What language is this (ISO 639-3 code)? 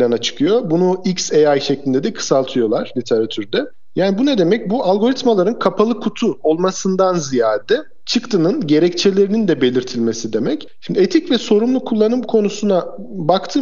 tur